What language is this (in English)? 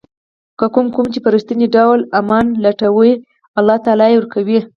Pashto